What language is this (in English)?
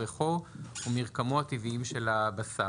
Hebrew